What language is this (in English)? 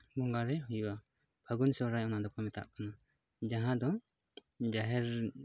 Santali